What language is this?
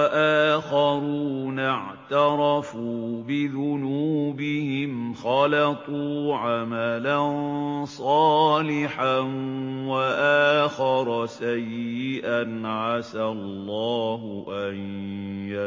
Arabic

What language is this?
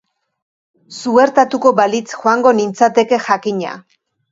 Basque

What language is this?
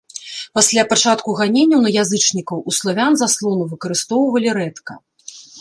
Belarusian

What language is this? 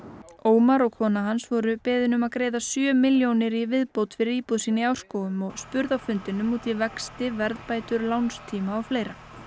Icelandic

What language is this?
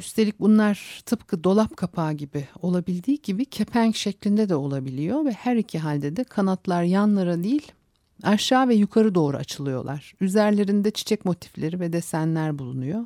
Turkish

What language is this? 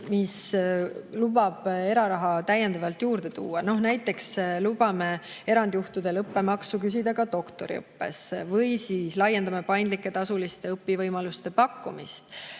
Estonian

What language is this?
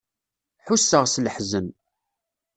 Kabyle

